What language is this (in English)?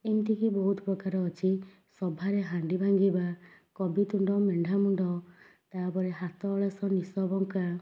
Odia